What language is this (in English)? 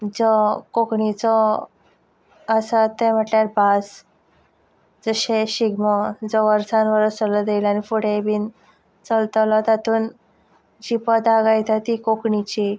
Konkani